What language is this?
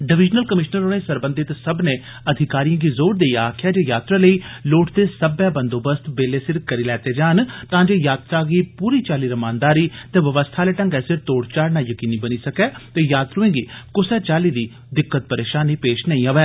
Dogri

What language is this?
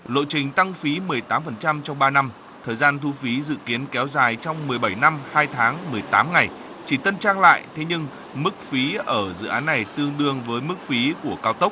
Vietnamese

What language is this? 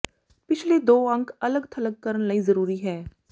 Punjabi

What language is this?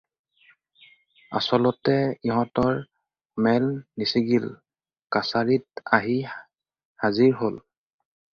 Assamese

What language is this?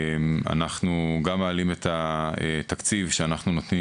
Hebrew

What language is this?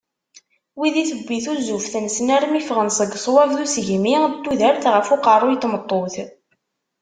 Kabyle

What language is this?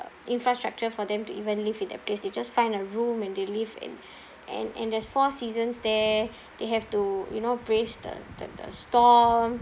English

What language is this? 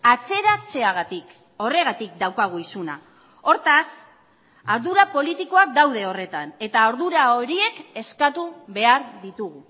Basque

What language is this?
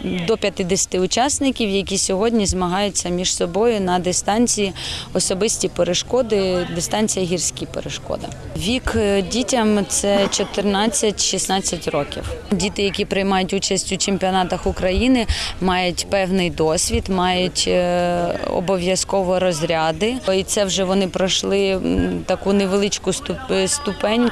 Ukrainian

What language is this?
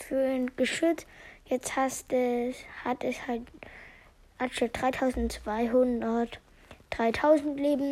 German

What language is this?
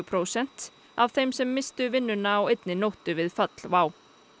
Icelandic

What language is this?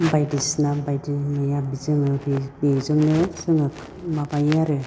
Bodo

